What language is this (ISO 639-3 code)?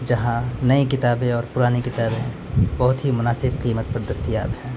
urd